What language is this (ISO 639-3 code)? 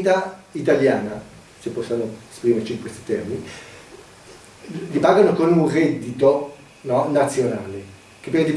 ita